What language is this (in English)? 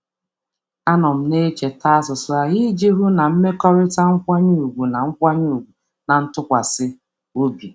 Igbo